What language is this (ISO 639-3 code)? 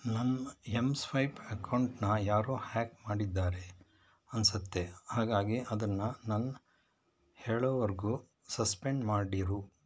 kan